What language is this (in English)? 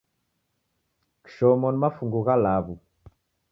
Taita